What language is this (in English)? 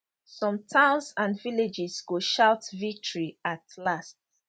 Nigerian Pidgin